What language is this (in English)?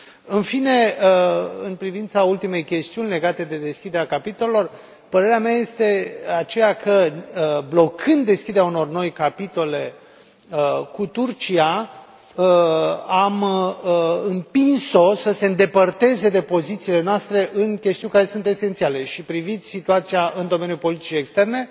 Romanian